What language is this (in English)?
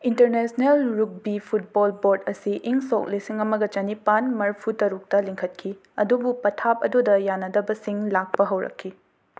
Manipuri